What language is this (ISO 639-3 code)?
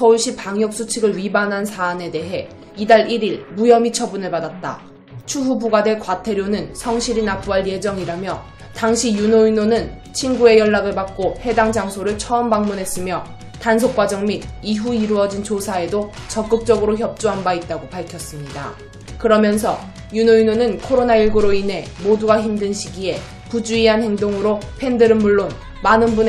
kor